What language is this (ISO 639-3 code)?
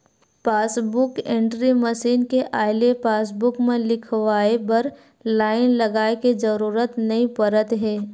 hne